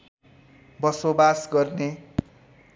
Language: Nepali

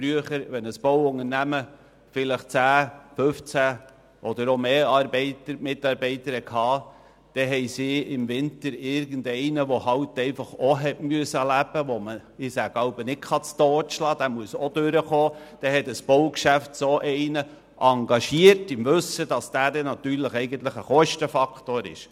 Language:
Swiss German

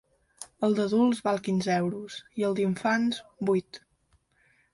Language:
Catalan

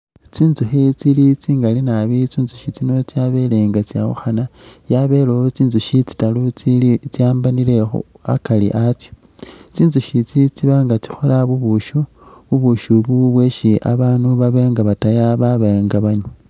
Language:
Masaaba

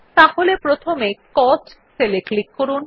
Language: Bangla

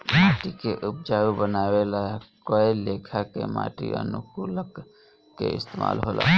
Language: Bhojpuri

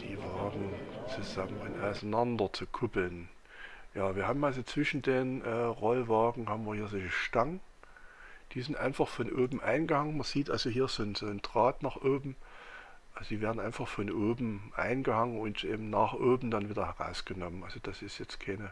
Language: German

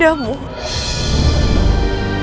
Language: Indonesian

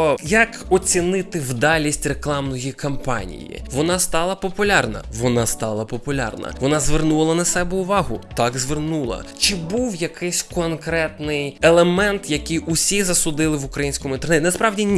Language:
Ukrainian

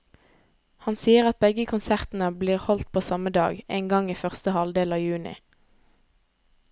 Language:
Norwegian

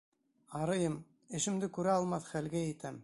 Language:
Bashkir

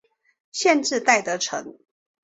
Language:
Chinese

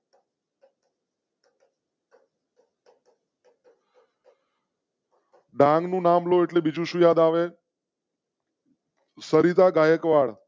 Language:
Gujarati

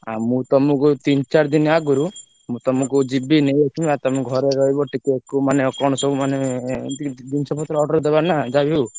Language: Odia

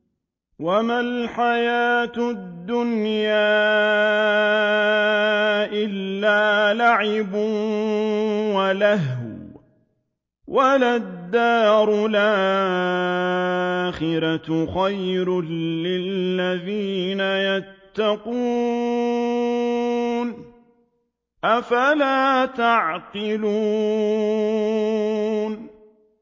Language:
Arabic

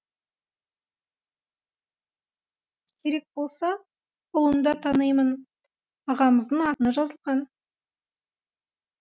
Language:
Kazakh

